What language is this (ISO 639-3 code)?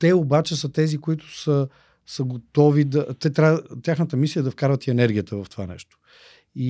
bul